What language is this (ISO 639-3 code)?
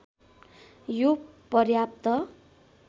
nep